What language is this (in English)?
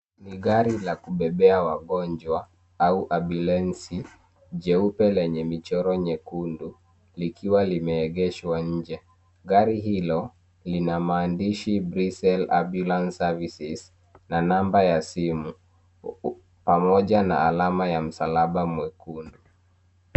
Swahili